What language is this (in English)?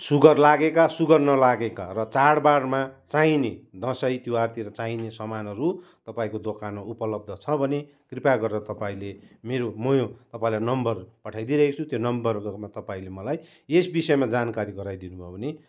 Nepali